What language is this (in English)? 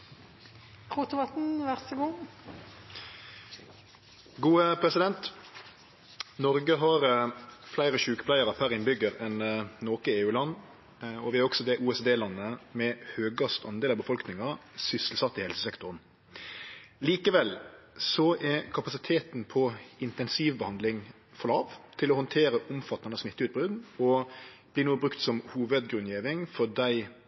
Norwegian